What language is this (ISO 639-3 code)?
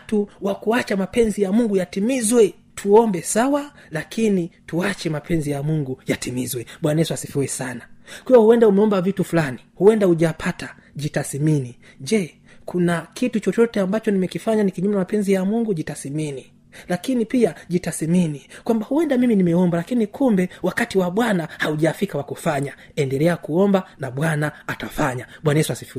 swa